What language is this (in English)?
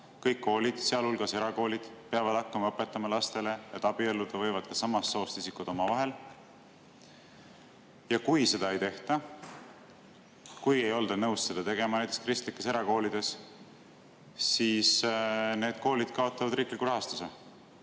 Estonian